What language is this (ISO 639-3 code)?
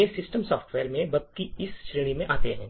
hin